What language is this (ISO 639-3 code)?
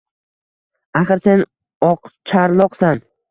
uzb